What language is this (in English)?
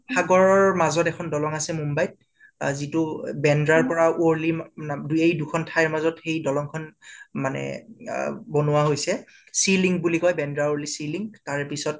Assamese